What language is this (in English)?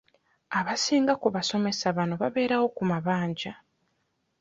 Ganda